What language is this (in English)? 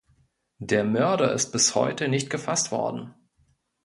German